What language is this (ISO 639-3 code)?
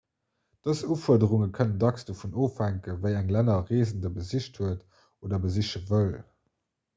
ltz